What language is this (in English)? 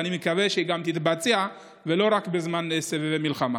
Hebrew